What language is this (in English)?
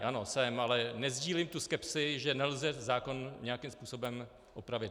Czech